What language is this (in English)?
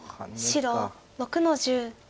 Japanese